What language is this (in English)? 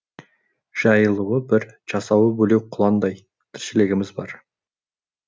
Kazakh